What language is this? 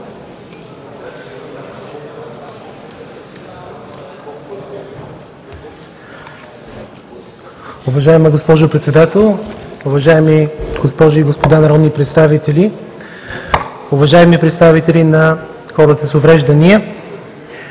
Bulgarian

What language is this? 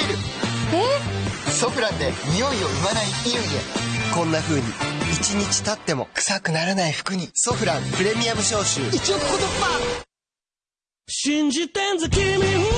Japanese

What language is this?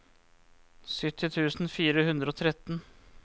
Norwegian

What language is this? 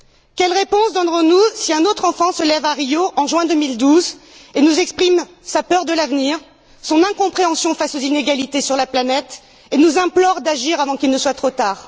French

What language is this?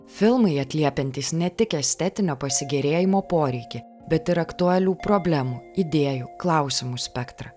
Lithuanian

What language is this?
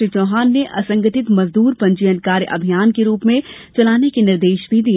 Hindi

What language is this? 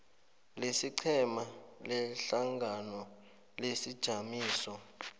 South Ndebele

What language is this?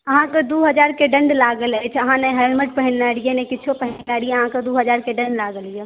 Maithili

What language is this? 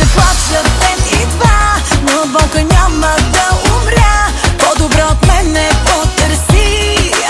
Bulgarian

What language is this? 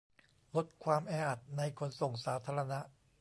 Thai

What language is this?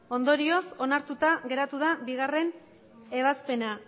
Basque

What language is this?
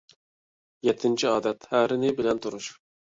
Uyghur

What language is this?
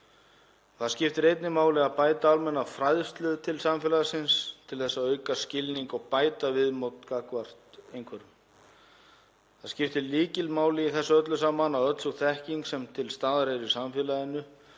Icelandic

